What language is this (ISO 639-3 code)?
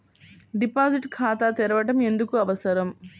tel